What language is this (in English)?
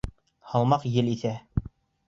Bashkir